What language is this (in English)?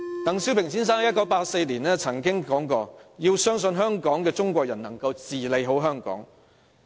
Cantonese